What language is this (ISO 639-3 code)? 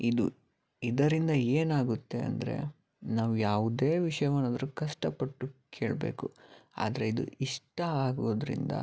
kan